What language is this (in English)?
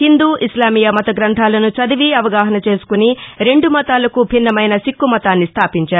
Telugu